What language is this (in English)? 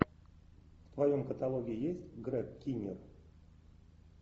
Russian